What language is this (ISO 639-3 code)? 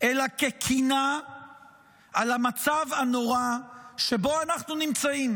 heb